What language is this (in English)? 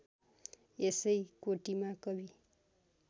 Nepali